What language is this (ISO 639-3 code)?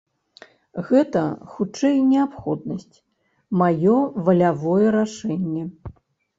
bel